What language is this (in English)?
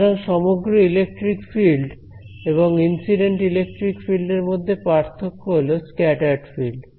Bangla